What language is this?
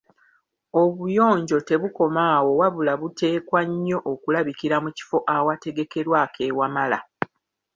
Ganda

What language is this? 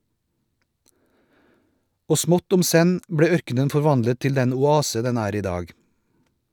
Norwegian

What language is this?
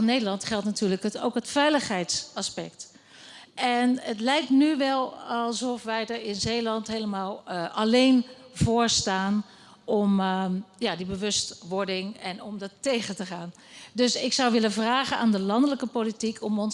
Dutch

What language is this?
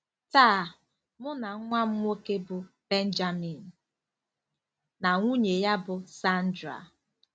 Igbo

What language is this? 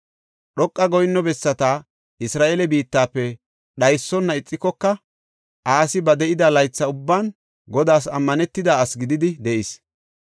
Gofa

